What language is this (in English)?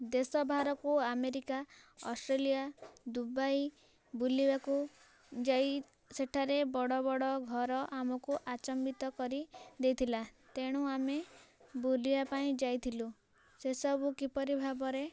Odia